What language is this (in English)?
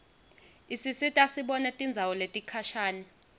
Swati